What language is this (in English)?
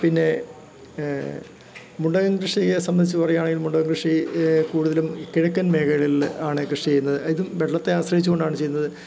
Malayalam